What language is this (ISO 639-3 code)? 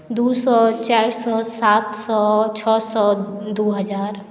mai